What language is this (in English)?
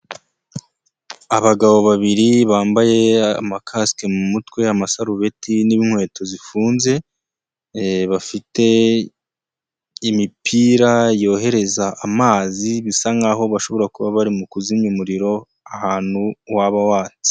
Kinyarwanda